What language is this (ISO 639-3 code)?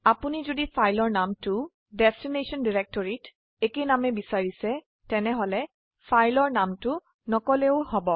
asm